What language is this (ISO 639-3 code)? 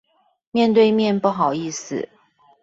zho